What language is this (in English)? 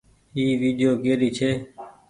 Goaria